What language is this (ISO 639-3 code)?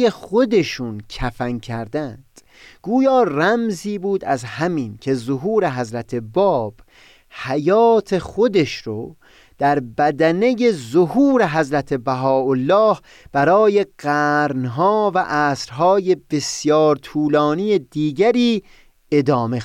fas